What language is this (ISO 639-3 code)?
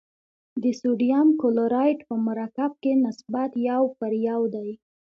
pus